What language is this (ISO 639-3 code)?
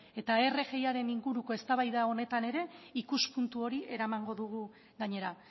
eus